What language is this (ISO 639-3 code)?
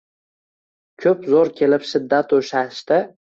uzb